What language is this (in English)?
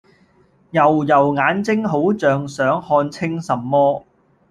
Cantonese